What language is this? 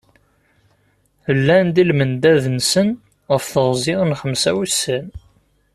Kabyle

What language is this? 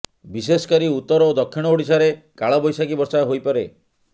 Odia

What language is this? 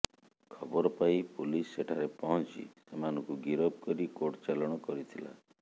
Odia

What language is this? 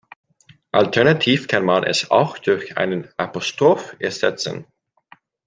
German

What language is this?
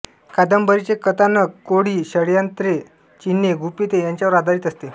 Marathi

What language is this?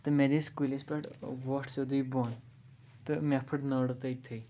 Kashmiri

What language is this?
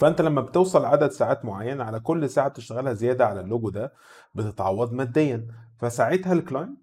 Arabic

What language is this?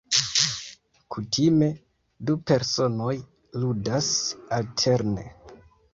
Esperanto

